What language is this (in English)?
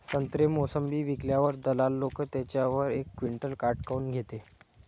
Marathi